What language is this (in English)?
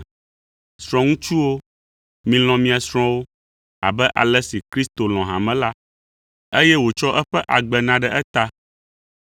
Ewe